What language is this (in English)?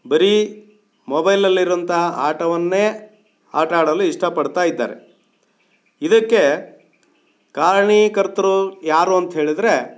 Kannada